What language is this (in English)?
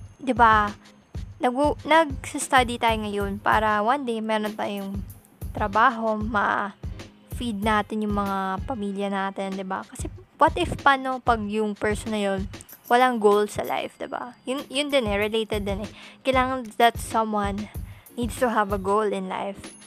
Filipino